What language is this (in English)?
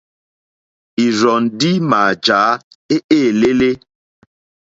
Mokpwe